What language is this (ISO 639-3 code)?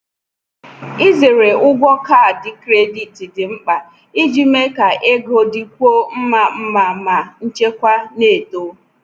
ibo